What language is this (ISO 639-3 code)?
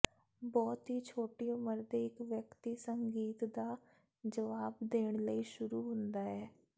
pan